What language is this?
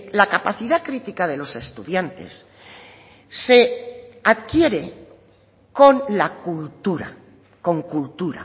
Spanish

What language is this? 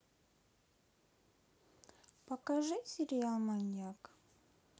Russian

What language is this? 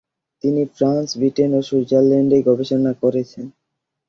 Bangla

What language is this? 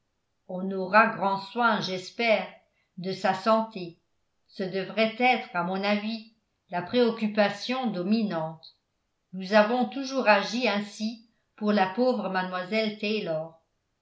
French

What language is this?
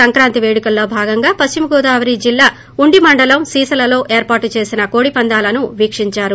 Telugu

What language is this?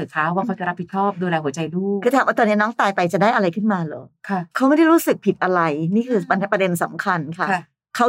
Thai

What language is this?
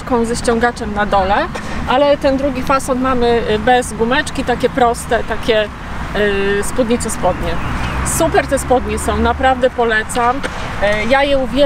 Polish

